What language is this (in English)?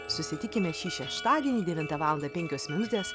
Lithuanian